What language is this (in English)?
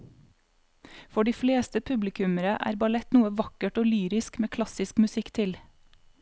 Norwegian